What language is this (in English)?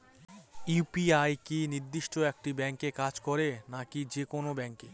Bangla